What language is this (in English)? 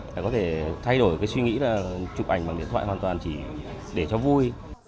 Vietnamese